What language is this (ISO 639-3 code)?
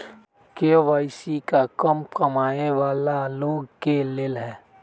mag